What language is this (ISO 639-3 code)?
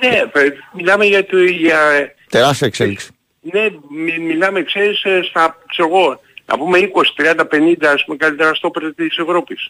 ell